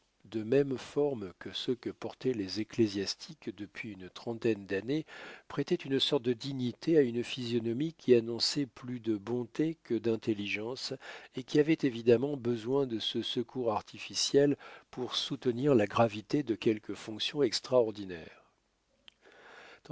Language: French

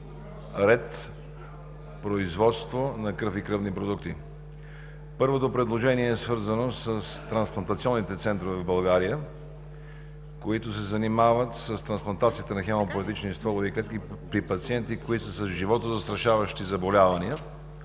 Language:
Bulgarian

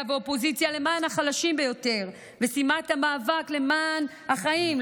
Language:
Hebrew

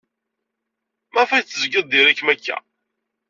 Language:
Kabyle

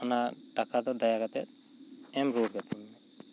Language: Santali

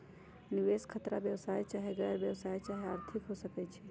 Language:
Magahi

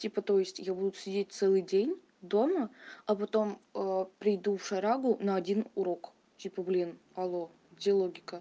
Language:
Russian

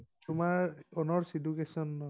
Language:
Assamese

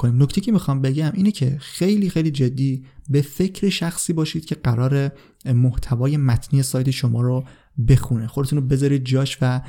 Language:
Persian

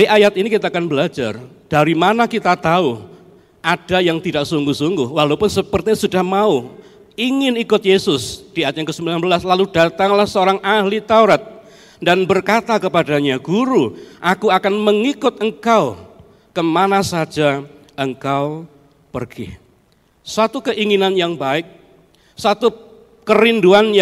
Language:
Indonesian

